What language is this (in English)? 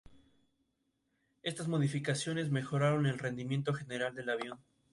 Spanish